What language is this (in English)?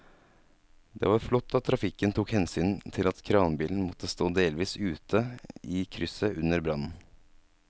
Norwegian